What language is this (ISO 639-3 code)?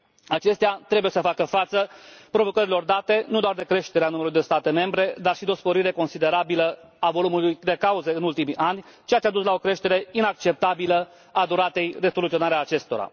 ron